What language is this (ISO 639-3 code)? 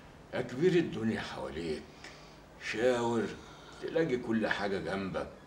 ara